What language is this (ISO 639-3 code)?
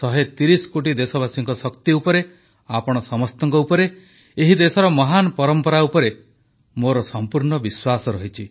ori